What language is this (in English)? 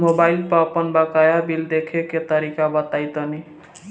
Bhojpuri